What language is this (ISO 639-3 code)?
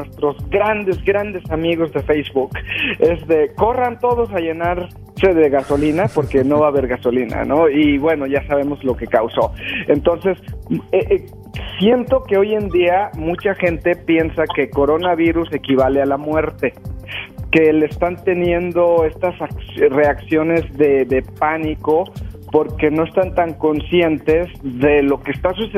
spa